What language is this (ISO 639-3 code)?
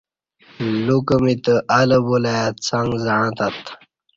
bsh